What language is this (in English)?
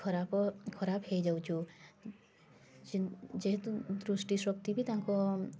Odia